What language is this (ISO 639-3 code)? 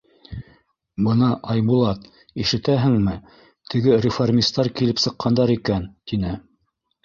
bak